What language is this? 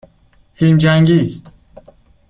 Persian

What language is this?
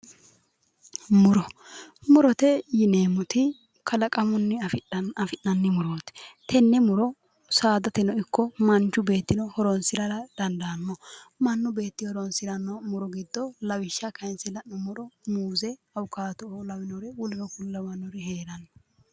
Sidamo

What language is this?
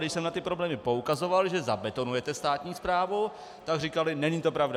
Czech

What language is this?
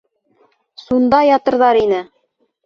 Bashkir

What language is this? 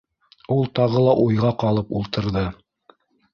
Bashkir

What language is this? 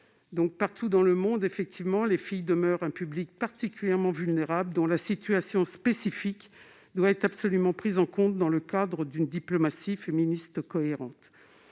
French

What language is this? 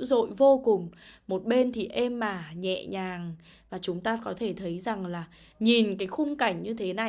Vietnamese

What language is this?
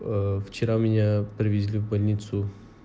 Russian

